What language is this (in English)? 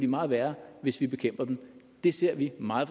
Danish